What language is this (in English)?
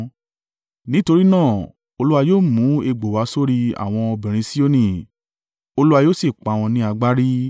Yoruba